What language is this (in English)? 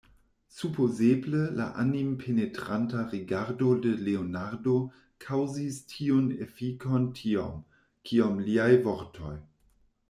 Esperanto